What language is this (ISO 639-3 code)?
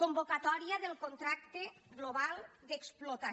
cat